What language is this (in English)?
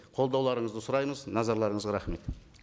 Kazakh